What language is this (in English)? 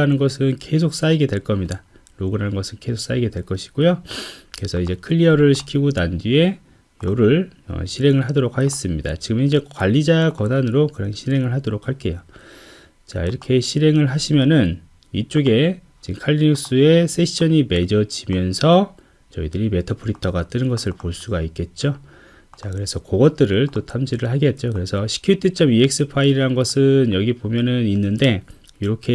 Korean